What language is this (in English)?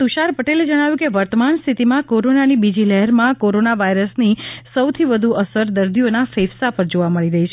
Gujarati